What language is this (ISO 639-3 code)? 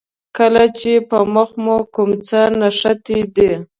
pus